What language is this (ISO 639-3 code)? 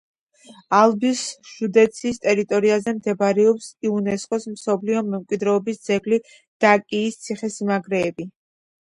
kat